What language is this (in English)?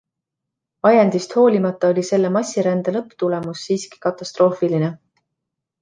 Estonian